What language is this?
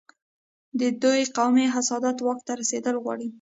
Pashto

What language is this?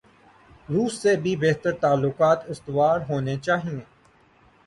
Urdu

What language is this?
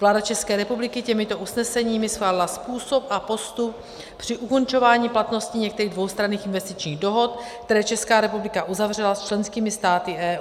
Czech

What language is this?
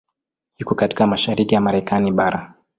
Swahili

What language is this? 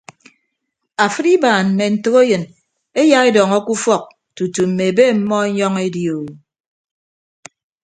Ibibio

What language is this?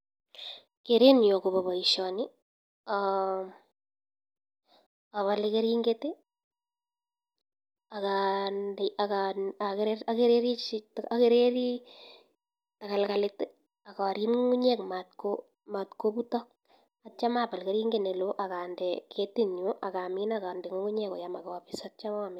Kalenjin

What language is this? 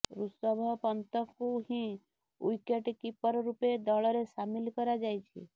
Odia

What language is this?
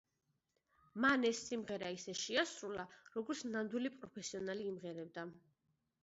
Georgian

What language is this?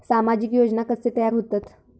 Marathi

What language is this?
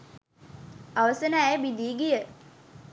Sinhala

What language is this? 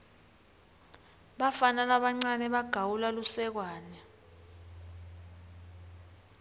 Swati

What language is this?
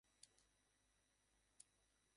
Bangla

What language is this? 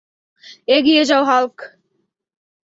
Bangla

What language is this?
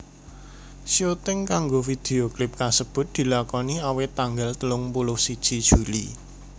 Javanese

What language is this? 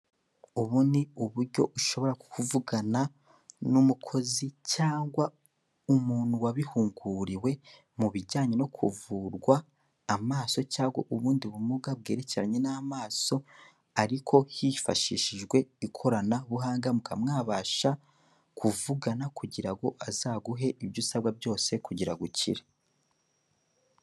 Kinyarwanda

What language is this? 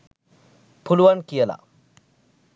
Sinhala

